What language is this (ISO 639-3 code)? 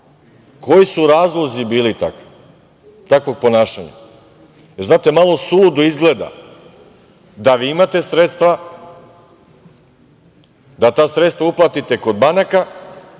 srp